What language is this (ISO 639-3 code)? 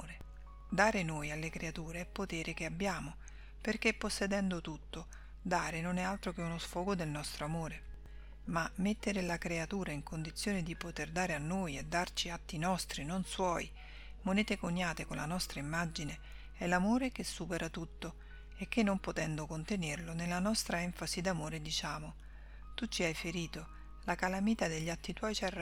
ita